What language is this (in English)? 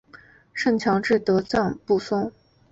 Chinese